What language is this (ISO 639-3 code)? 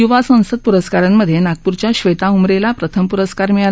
mar